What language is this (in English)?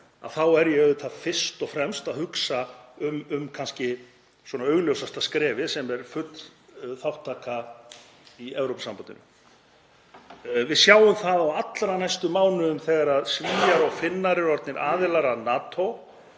Icelandic